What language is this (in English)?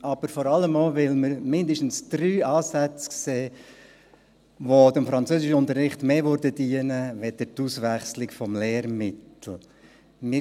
Swiss German